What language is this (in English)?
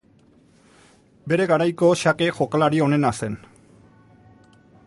Basque